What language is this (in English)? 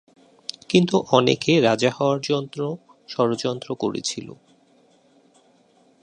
Bangla